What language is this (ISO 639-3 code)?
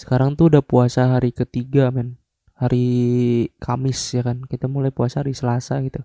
ind